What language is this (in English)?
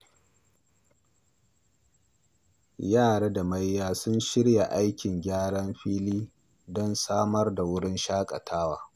Hausa